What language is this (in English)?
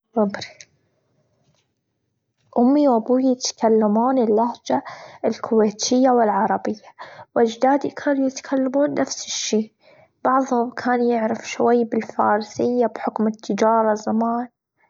Gulf Arabic